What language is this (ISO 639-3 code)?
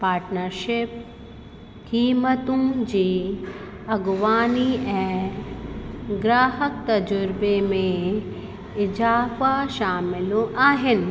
snd